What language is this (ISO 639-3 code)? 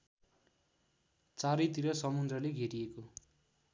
nep